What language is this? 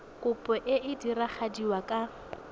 Tswana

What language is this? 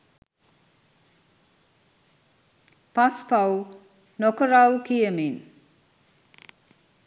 Sinhala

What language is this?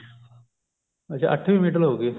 Punjabi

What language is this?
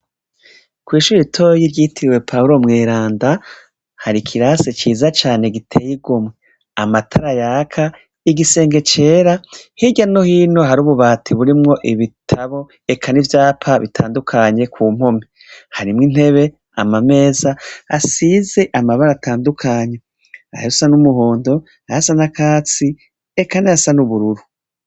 Rundi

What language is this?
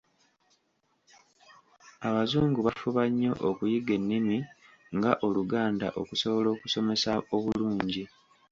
Ganda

